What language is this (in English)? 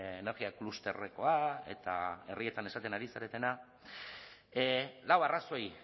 Basque